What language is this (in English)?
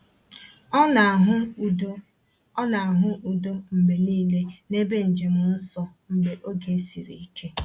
Igbo